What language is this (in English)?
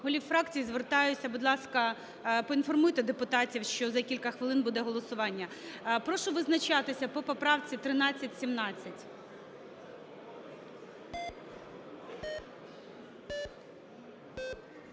Ukrainian